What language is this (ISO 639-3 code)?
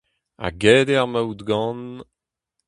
bre